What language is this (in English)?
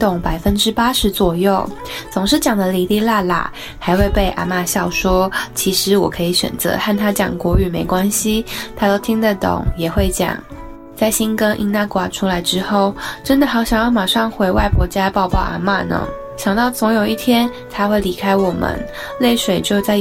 Chinese